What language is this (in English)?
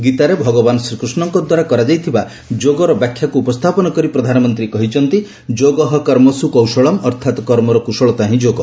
Odia